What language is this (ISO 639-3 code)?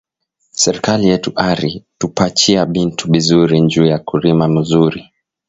swa